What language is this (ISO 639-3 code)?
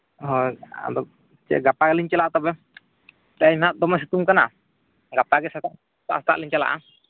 sat